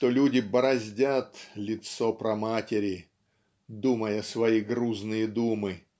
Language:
Russian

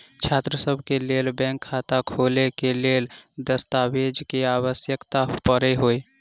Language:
Maithili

